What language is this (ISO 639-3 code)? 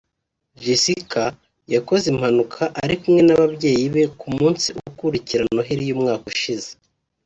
kin